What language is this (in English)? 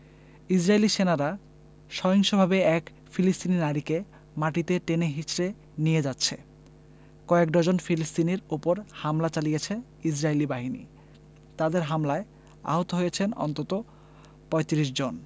Bangla